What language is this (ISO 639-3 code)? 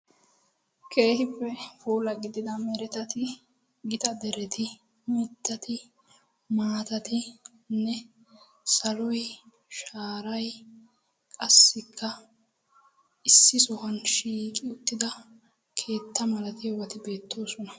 wal